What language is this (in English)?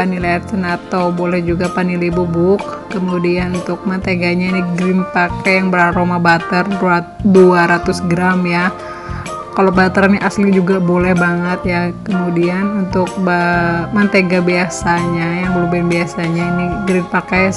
Indonesian